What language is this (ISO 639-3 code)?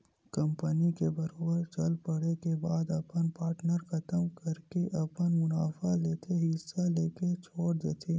hne